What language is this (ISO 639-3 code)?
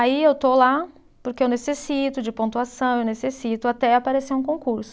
por